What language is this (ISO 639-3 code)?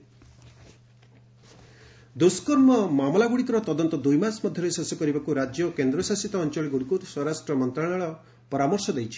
ori